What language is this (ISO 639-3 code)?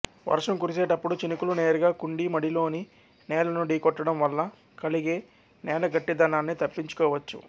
tel